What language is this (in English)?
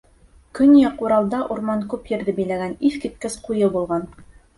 Bashkir